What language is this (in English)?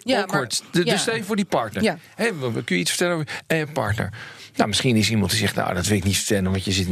Dutch